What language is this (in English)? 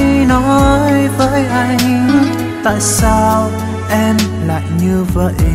Vietnamese